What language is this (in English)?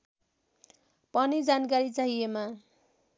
Nepali